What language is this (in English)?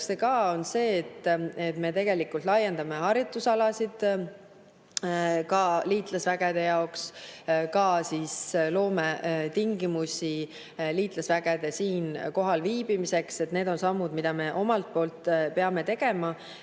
Estonian